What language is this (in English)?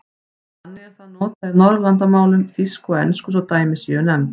Icelandic